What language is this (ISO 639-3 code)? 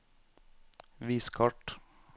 nor